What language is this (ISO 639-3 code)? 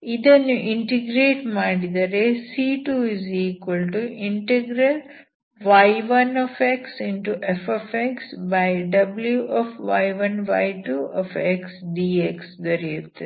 kan